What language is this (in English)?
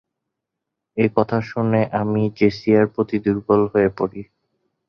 Bangla